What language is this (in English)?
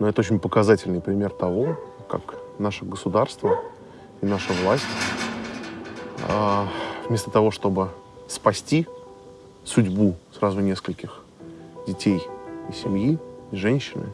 Russian